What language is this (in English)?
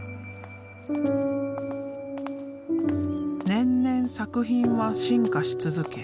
Japanese